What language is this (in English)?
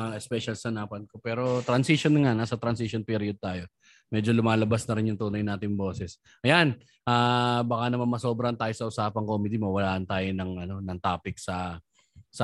Filipino